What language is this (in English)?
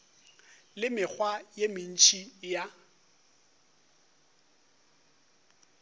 Northern Sotho